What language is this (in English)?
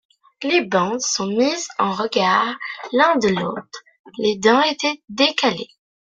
French